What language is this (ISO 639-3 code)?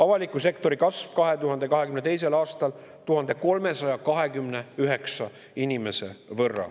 est